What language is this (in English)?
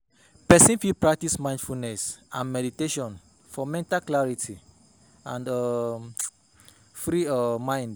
Nigerian Pidgin